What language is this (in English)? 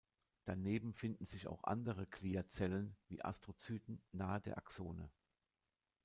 German